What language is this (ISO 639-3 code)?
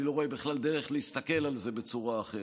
heb